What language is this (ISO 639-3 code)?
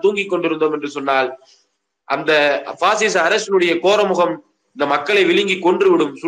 tam